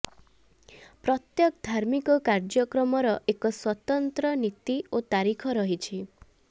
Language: Odia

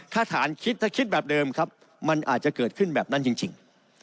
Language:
Thai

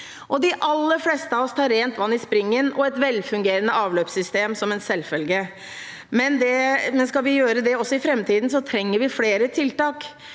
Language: Norwegian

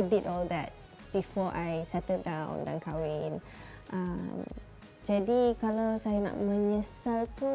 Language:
Malay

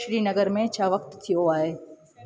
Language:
Sindhi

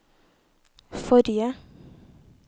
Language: Norwegian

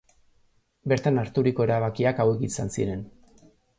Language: Basque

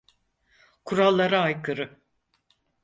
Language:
Turkish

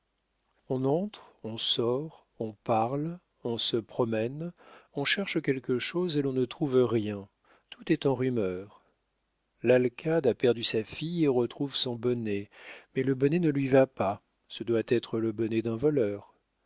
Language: French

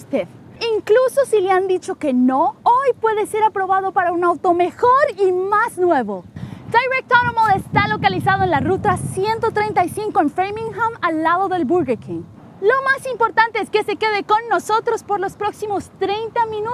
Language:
Spanish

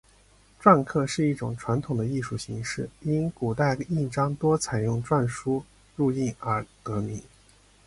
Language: Chinese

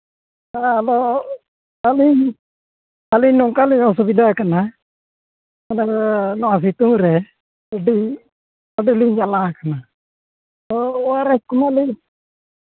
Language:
Santali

